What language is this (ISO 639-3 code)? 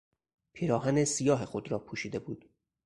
fas